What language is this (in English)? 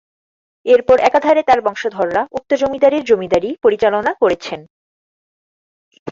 Bangla